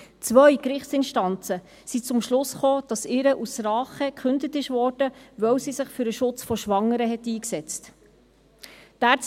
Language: Swiss German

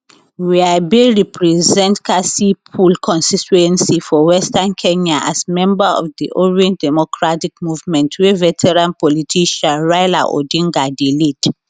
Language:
Nigerian Pidgin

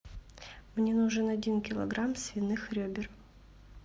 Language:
Russian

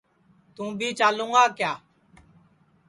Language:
Sansi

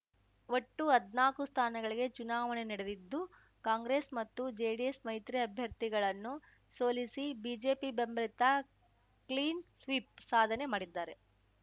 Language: Kannada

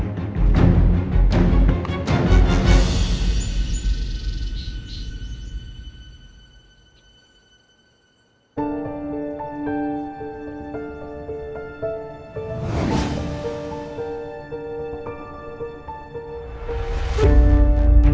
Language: Thai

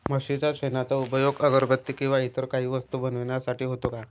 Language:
Marathi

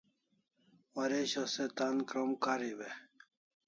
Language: Kalasha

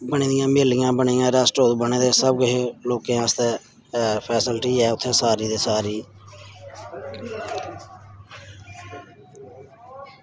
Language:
Dogri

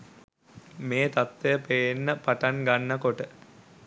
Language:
Sinhala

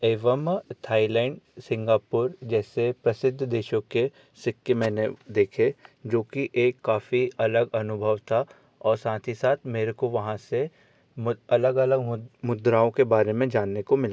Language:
Hindi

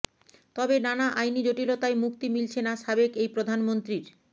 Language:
Bangla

